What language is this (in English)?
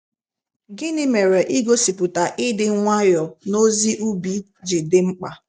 Igbo